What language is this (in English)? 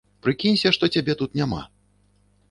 Belarusian